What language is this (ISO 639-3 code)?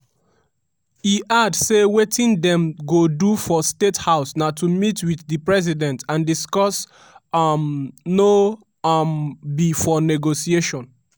pcm